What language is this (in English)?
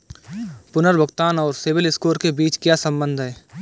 Hindi